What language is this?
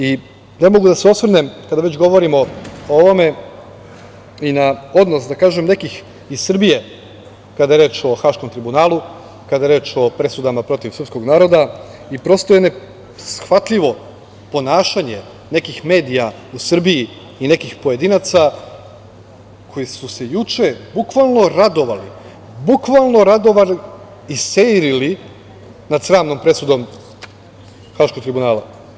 Serbian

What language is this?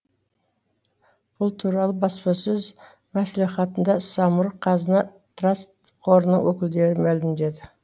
Kazakh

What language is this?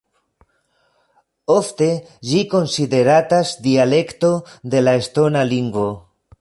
Esperanto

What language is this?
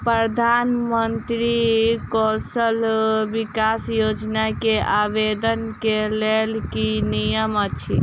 Maithili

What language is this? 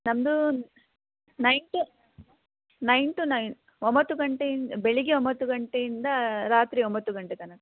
Kannada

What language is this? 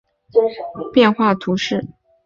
Chinese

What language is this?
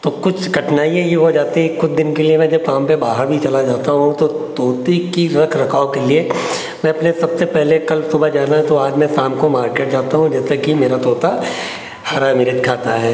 Hindi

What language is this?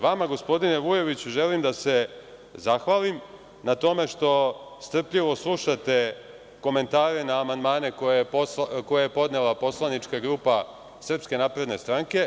Serbian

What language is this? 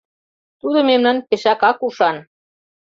Mari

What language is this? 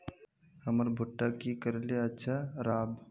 Magahi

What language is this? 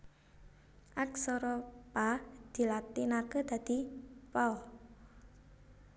Javanese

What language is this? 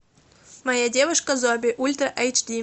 Russian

